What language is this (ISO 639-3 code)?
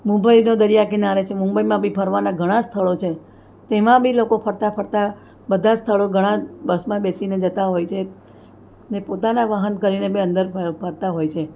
guj